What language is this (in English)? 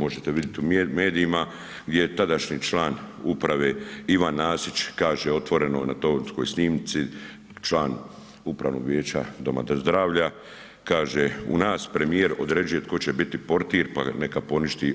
Croatian